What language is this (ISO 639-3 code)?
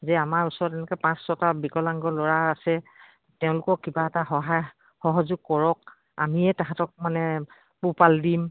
asm